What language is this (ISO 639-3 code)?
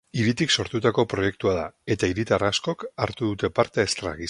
eus